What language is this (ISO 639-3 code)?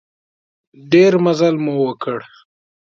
pus